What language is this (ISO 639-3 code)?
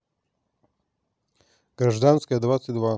rus